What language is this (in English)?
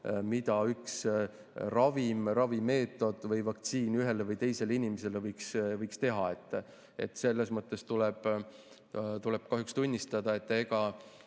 Estonian